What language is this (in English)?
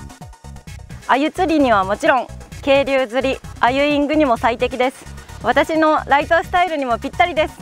Japanese